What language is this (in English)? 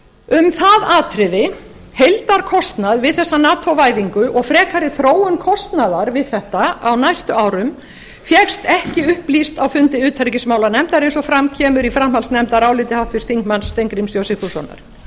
Icelandic